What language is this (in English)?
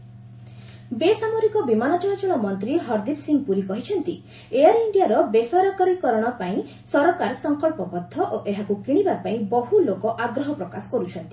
Odia